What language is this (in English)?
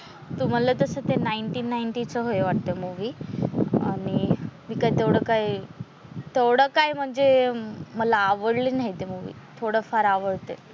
Marathi